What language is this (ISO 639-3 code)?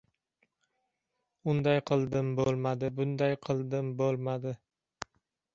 uzb